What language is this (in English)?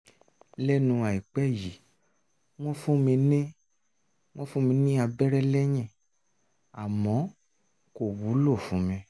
Yoruba